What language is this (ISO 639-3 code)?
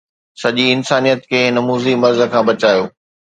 snd